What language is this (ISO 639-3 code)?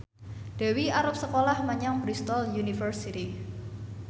jav